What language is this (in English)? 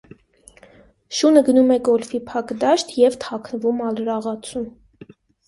Armenian